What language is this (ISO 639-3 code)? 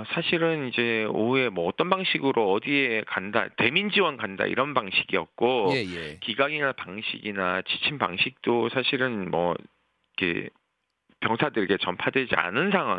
kor